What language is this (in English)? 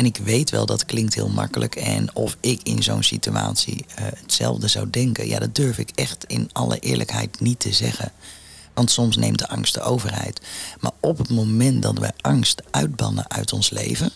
Dutch